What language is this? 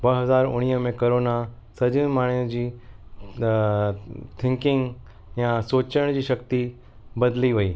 Sindhi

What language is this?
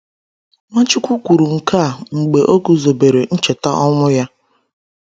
Igbo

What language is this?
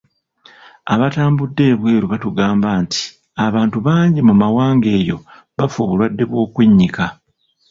Ganda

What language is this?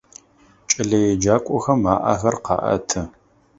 Adyghe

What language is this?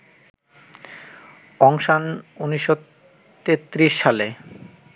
Bangla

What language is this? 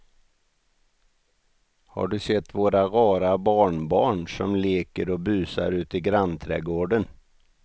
Swedish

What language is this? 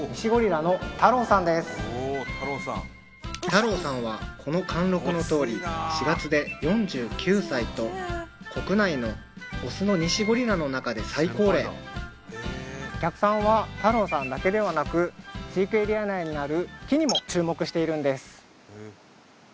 Japanese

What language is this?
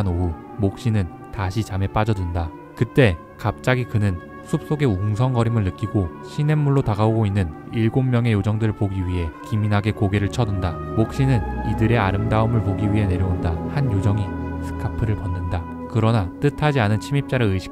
Korean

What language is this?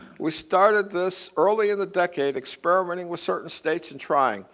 English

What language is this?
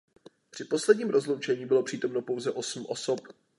Czech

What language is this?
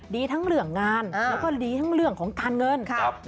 Thai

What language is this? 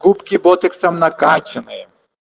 Russian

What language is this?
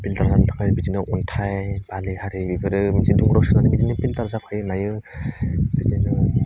Bodo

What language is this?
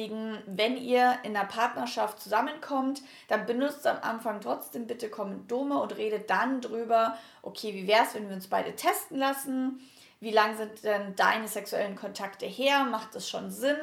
German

